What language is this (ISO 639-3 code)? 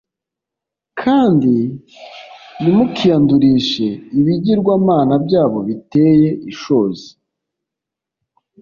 kin